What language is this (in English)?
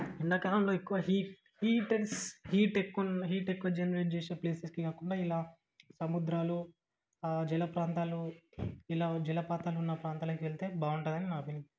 Telugu